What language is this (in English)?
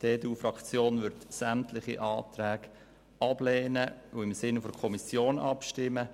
Swiss German